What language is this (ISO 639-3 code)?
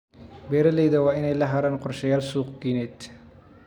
som